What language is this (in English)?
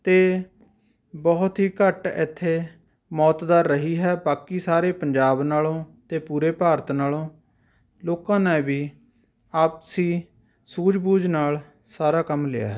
Punjabi